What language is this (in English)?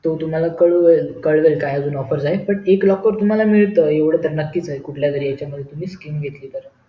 Marathi